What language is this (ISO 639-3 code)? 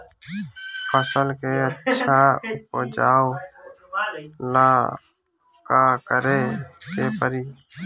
bho